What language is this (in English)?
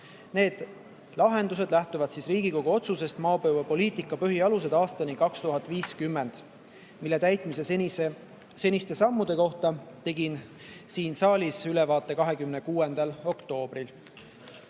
Estonian